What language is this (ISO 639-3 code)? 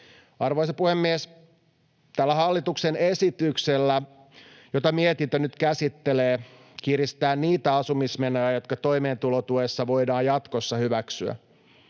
fin